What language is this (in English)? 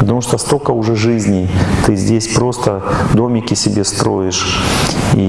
Russian